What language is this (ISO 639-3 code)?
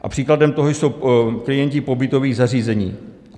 ces